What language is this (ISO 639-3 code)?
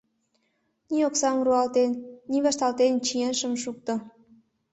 chm